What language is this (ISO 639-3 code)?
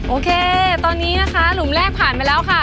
tha